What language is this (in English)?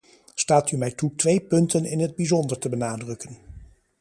Dutch